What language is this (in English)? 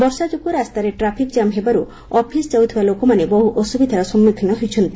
Odia